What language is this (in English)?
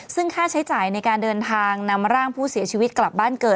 Thai